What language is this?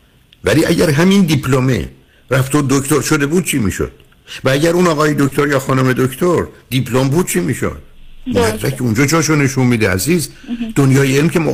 Persian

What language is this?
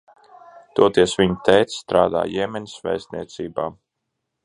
Latvian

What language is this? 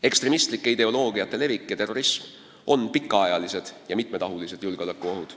Estonian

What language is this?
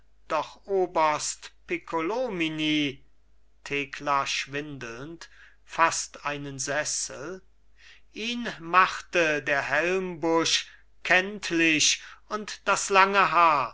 German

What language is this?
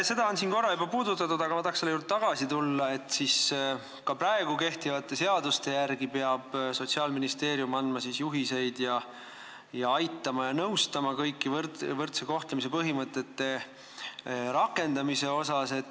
Estonian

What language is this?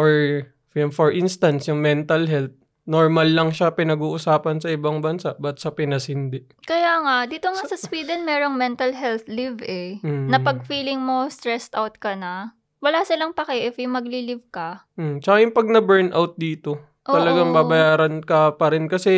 Filipino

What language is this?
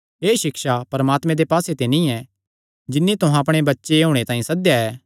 Kangri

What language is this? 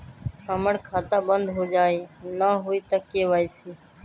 Magahi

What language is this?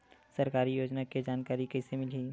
Chhattisgarhi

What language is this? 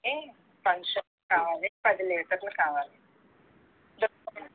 Telugu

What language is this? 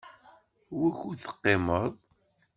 Kabyle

